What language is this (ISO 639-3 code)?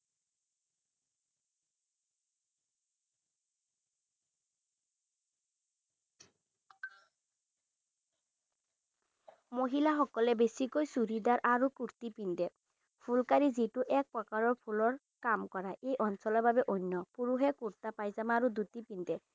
asm